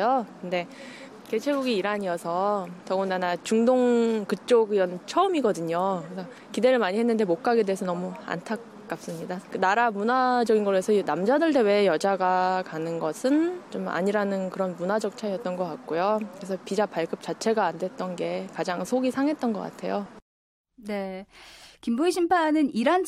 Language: Korean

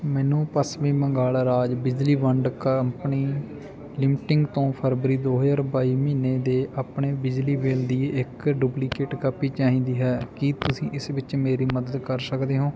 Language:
Punjabi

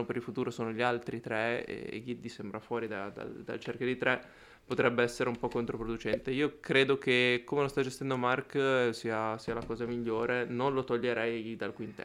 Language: Italian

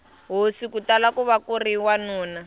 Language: Tsonga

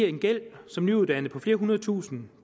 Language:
Danish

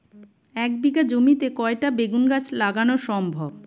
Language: Bangla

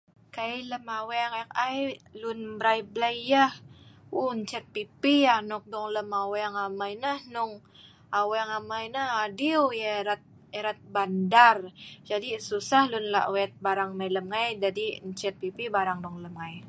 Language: Sa'ban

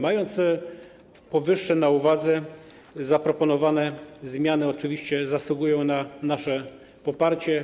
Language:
Polish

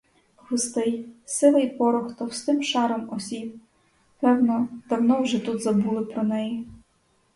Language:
Ukrainian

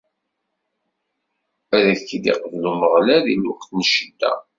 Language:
Kabyle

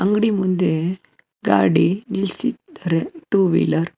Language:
Kannada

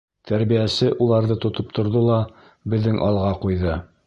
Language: Bashkir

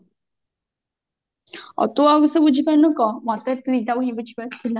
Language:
Odia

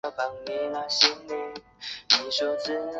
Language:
Chinese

